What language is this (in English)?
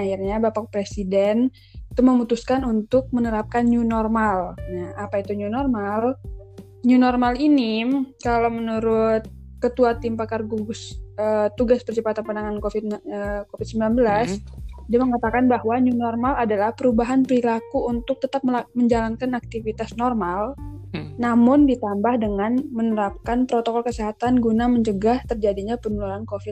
Indonesian